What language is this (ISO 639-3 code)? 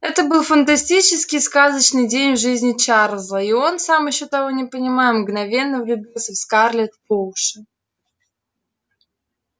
rus